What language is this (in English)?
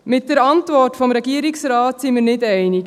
Swiss German